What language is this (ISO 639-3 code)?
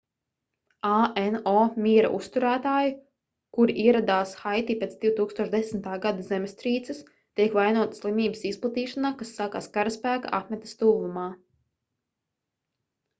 lav